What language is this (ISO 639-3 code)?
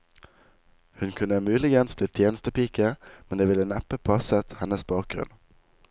nor